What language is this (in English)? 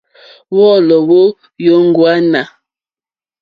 Mokpwe